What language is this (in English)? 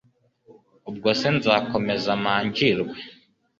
Kinyarwanda